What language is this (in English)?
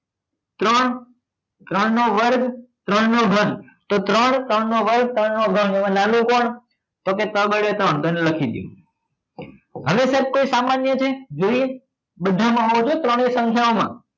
Gujarati